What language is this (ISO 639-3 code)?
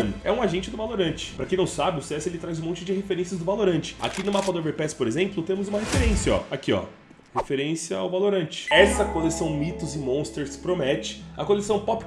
por